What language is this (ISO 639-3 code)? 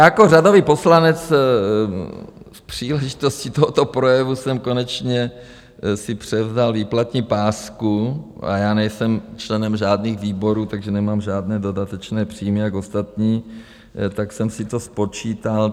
ces